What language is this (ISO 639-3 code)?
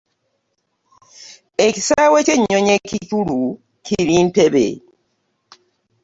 lug